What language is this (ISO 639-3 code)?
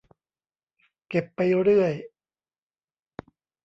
tha